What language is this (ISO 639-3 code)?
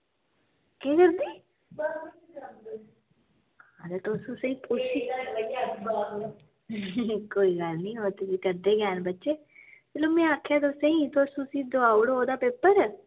doi